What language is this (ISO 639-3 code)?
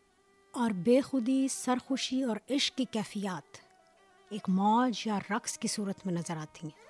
urd